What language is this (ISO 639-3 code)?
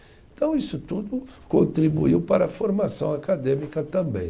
por